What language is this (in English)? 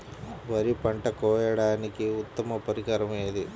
Telugu